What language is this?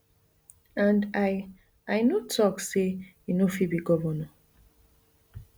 Nigerian Pidgin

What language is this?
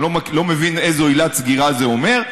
Hebrew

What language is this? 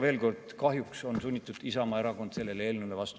Estonian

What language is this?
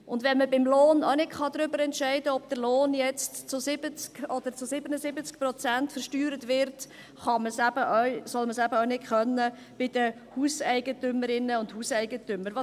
Swiss German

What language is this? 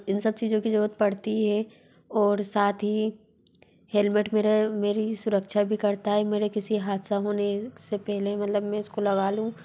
Hindi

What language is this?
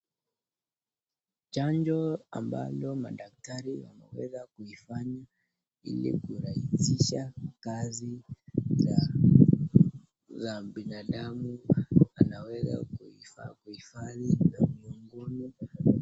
Swahili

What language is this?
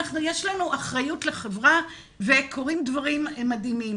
Hebrew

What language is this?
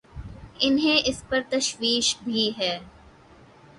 Urdu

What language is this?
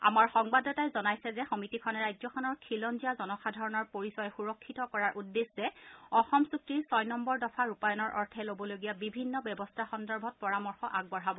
Assamese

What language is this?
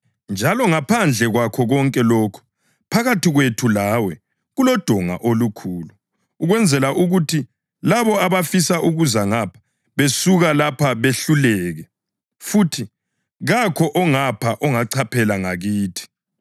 North Ndebele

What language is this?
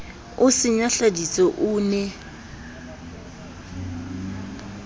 Southern Sotho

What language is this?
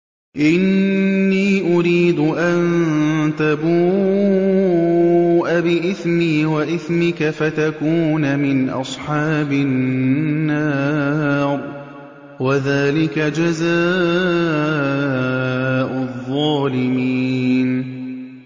Arabic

